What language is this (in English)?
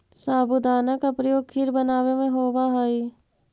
Magahi